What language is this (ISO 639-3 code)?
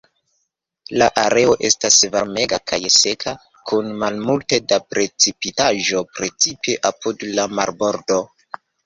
epo